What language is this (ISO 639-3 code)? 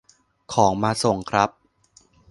tha